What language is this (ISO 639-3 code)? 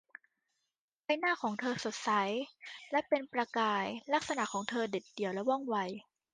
tha